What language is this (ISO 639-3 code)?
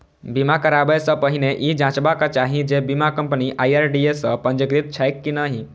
mai